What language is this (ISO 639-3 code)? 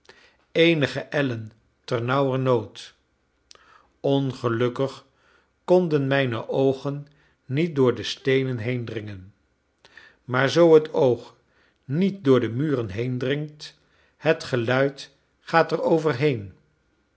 nld